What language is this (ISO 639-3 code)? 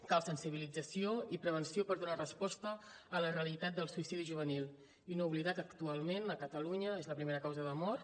cat